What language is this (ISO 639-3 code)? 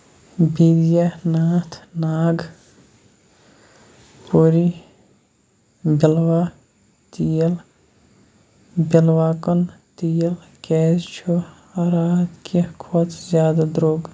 kas